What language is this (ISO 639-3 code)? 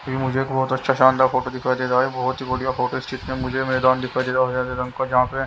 hin